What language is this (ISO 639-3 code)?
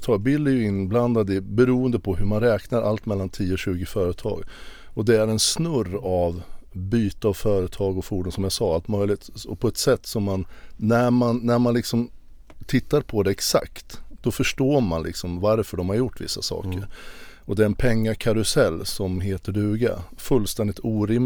swe